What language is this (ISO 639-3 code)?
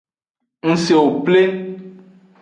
ajg